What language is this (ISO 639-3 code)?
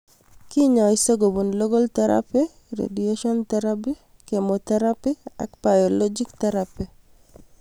kln